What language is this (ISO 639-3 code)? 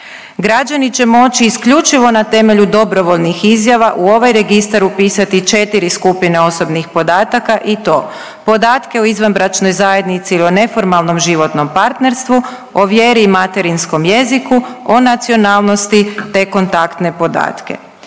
hrv